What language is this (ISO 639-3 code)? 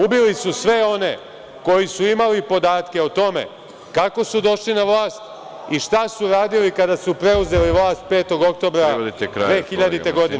srp